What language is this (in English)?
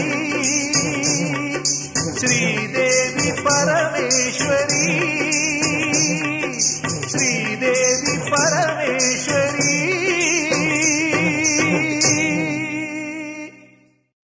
Kannada